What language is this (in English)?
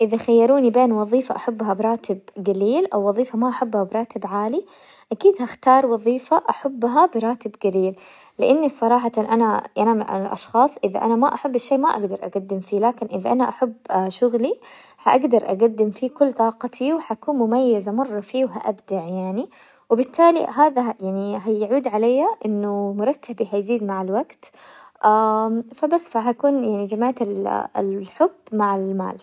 Hijazi Arabic